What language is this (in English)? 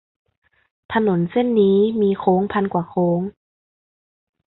Thai